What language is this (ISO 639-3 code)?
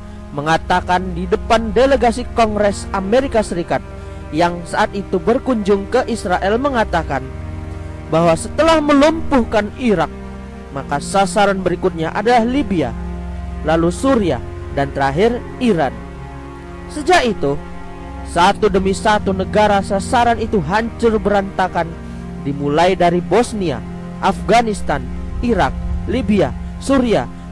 ind